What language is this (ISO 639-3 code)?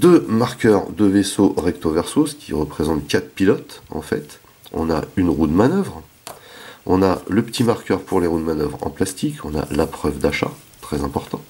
fra